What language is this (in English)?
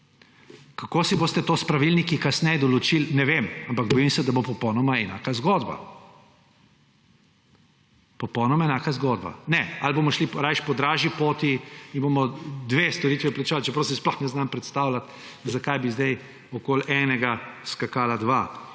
Slovenian